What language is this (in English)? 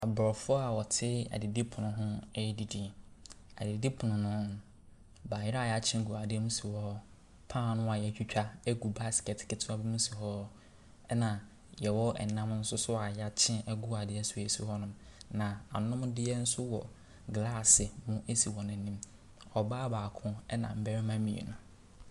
Akan